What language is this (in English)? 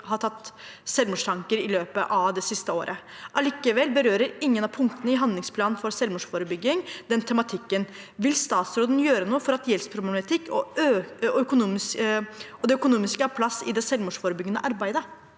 Norwegian